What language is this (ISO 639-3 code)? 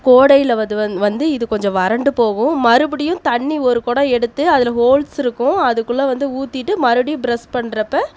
tam